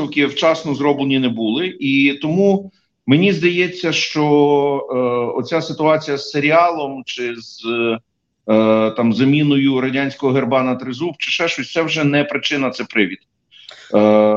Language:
Ukrainian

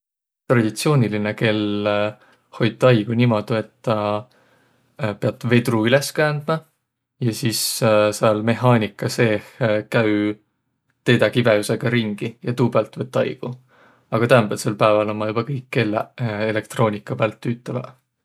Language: Võro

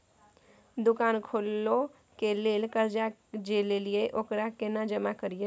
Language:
Maithili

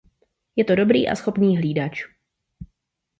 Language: Czech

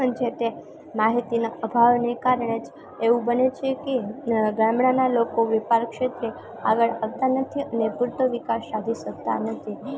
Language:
Gujarati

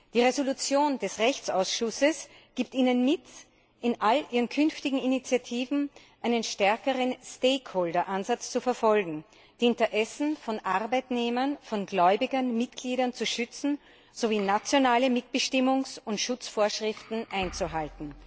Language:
German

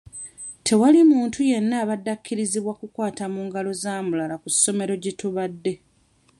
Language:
Ganda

